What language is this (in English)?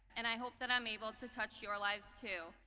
English